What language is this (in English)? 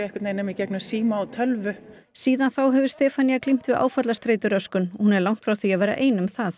Icelandic